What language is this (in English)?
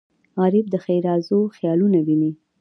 Pashto